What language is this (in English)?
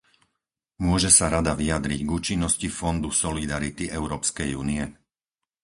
Slovak